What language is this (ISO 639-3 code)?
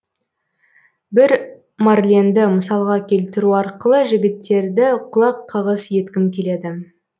kaz